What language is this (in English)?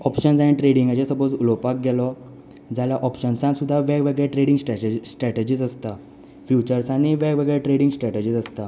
Konkani